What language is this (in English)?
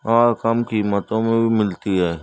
Urdu